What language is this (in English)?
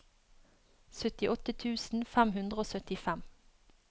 Norwegian